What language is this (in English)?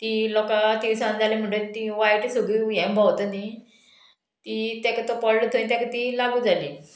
Konkani